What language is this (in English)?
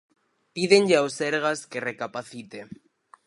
Galician